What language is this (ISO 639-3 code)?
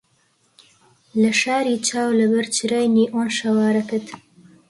ckb